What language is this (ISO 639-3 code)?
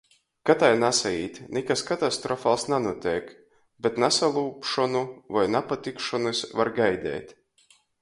ltg